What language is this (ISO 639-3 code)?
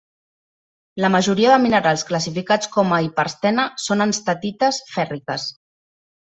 cat